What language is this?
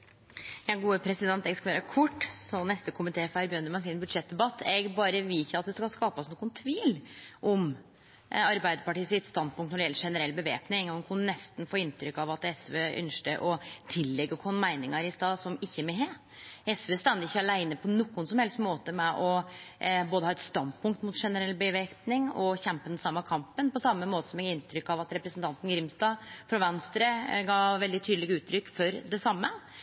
Norwegian Nynorsk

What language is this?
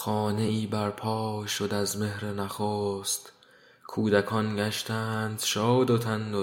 Persian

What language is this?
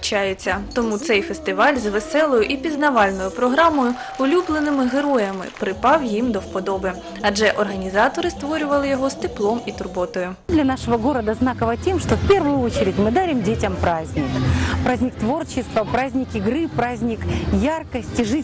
Ukrainian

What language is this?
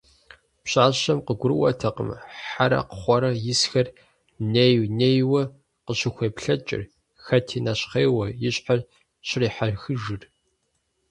Kabardian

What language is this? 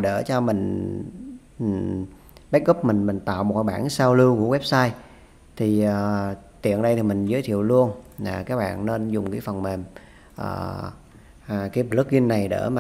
Vietnamese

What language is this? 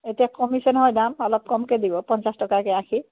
Assamese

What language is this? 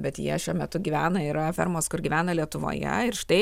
Lithuanian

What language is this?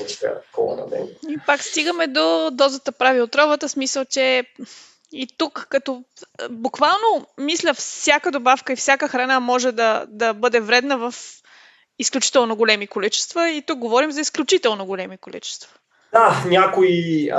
Bulgarian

